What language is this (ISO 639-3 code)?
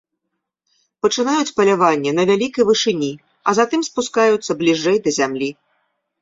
bel